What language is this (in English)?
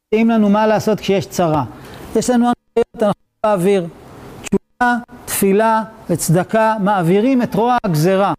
Hebrew